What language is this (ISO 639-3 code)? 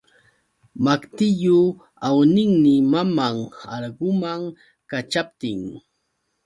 qux